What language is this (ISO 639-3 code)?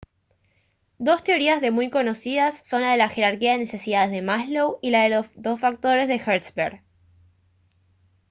spa